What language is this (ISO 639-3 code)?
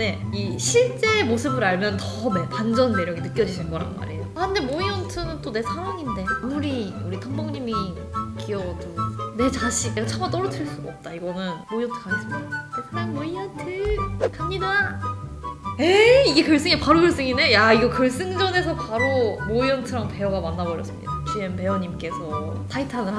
kor